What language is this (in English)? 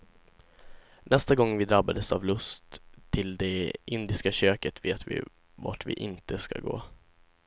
Swedish